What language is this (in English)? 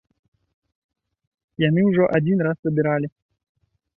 Belarusian